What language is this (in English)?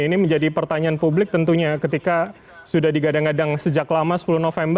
Indonesian